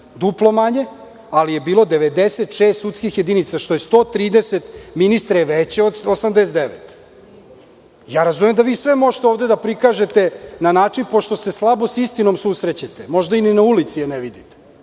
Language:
Serbian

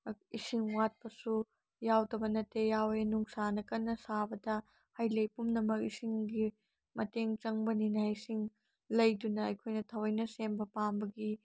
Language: Manipuri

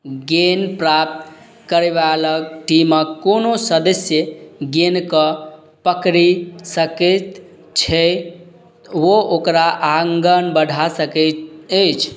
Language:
Maithili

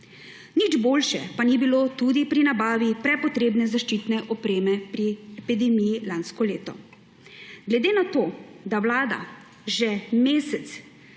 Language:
Slovenian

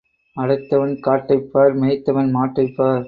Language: Tamil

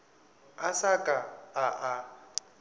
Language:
Northern Sotho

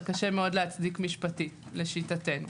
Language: Hebrew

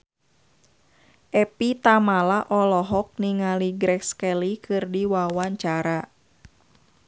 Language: Sundanese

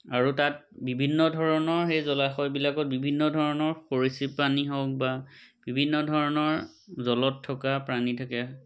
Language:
Assamese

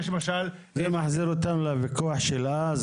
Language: Hebrew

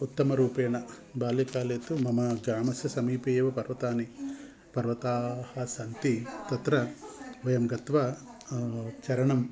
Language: Sanskrit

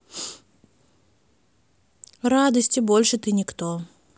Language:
Russian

